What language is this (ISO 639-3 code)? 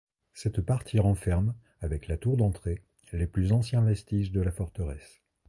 fra